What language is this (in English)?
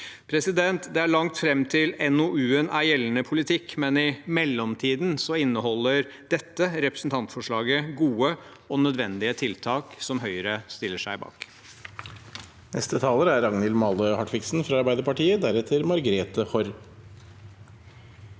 Norwegian